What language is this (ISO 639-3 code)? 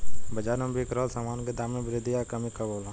bho